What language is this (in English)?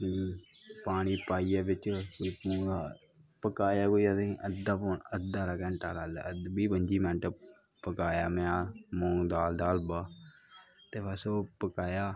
Dogri